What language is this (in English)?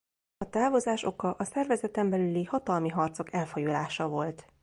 Hungarian